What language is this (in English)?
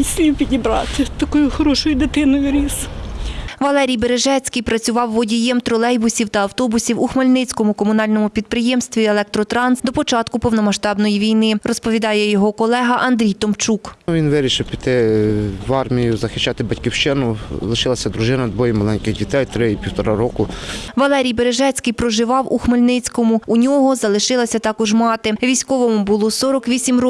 Ukrainian